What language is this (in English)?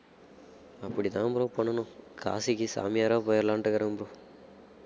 Tamil